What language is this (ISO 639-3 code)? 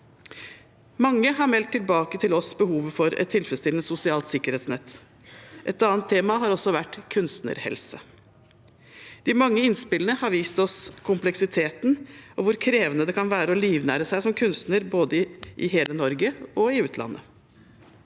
nor